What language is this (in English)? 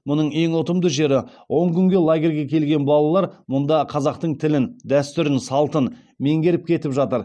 Kazakh